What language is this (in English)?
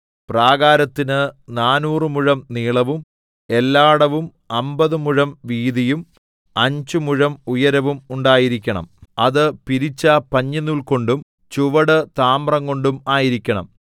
Malayalam